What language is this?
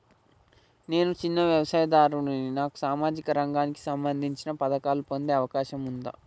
Telugu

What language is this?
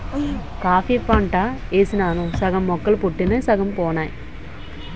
Telugu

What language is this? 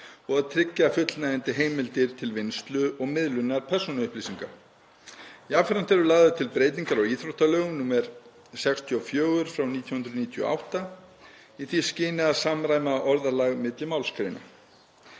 Icelandic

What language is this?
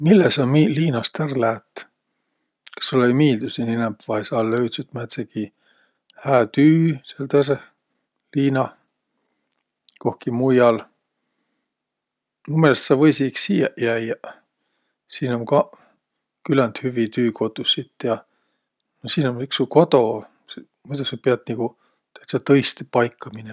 Võro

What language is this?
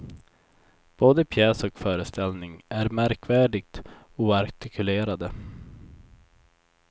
Swedish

